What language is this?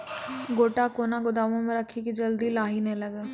Maithili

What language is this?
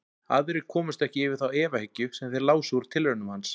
Icelandic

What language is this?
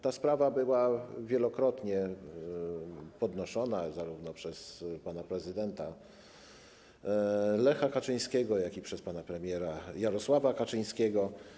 Polish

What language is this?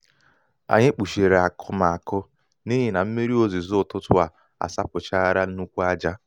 Igbo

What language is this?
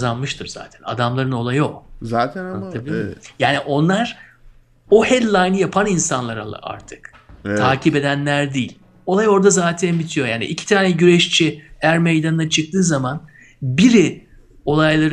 Turkish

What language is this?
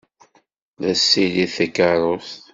Kabyle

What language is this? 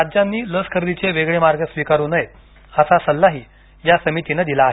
Marathi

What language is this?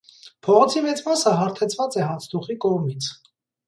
Armenian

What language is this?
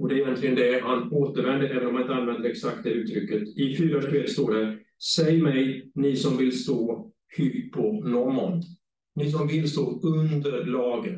Swedish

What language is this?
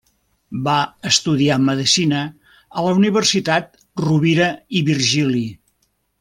Catalan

